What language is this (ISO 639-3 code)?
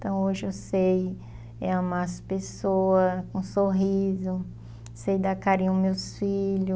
por